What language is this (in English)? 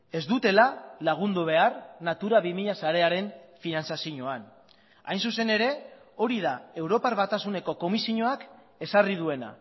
Basque